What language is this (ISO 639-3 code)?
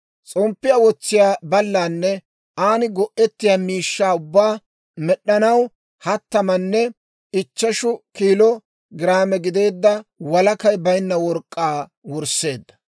dwr